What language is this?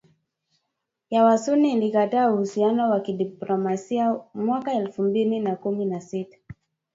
Swahili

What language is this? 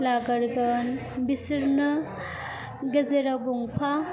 Bodo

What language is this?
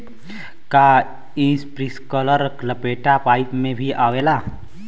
Bhojpuri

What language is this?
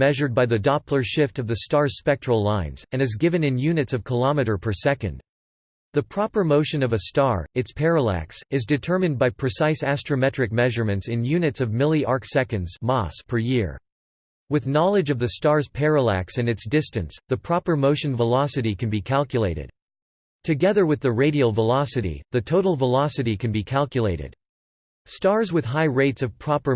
English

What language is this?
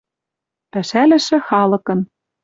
Western Mari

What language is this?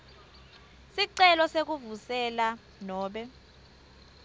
Swati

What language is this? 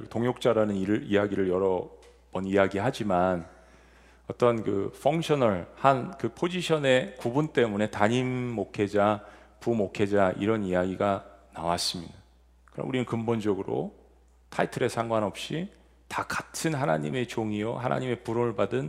Korean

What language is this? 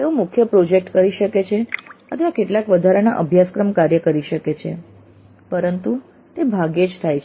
Gujarati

